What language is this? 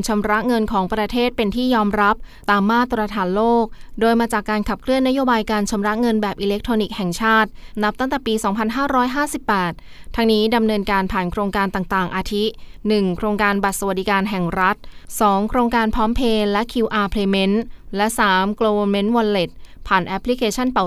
Thai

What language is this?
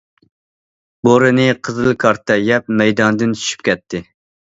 Uyghur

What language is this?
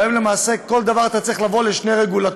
Hebrew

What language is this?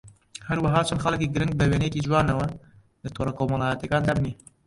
Central Kurdish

